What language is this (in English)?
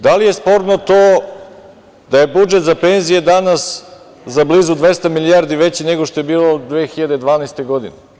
Serbian